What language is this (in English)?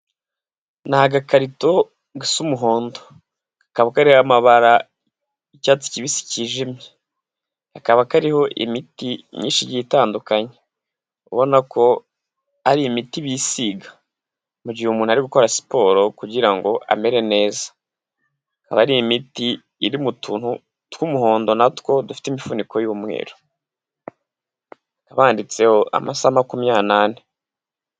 Kinyarwanda